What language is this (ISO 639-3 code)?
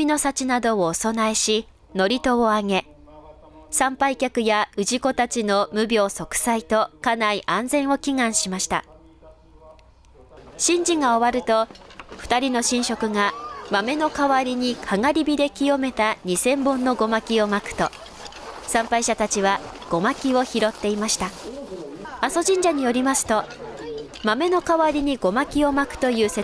jpn